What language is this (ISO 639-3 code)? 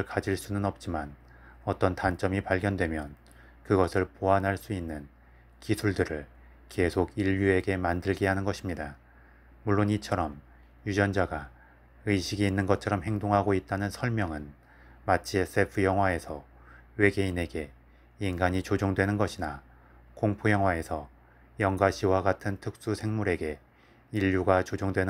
kor